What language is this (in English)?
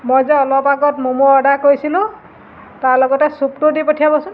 Assamese